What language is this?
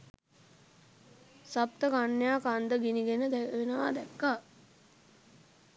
Sinhala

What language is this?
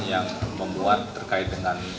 Indonesian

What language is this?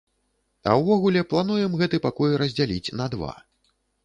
Belarusian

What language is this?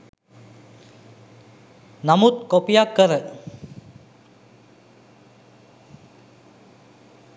Sinhala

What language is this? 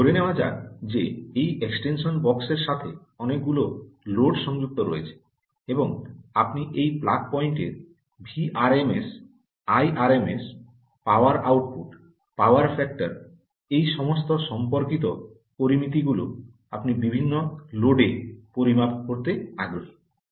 Bangla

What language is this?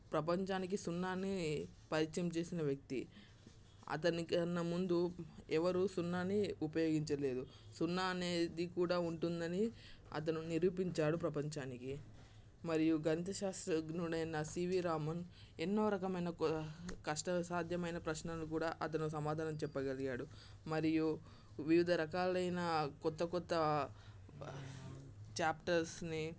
Telugu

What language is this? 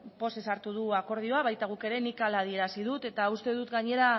Basque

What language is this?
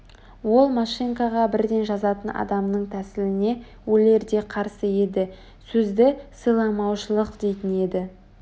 Kazakh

